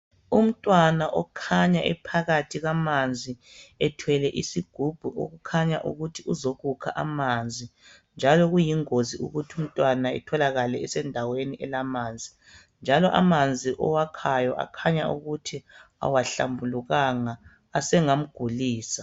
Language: North Ndebele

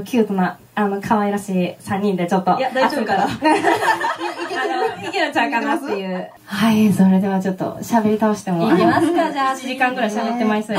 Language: Japanese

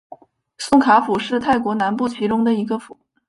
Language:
Chinese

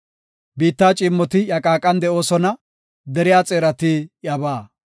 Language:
Gofa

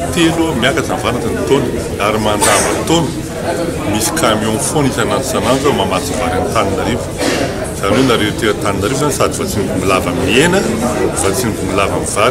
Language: Romanian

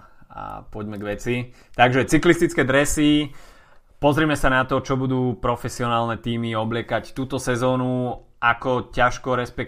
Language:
Slovak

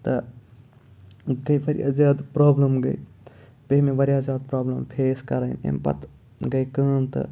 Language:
Kashmiri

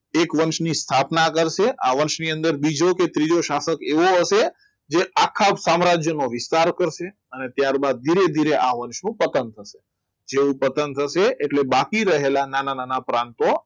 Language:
Gujarati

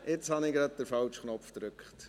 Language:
Swiss German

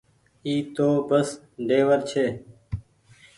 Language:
Goaria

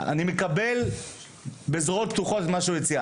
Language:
Hebrew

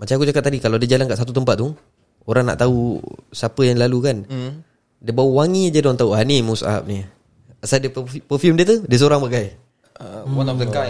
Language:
Malay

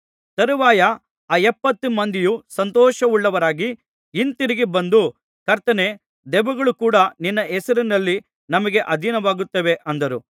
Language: Kannada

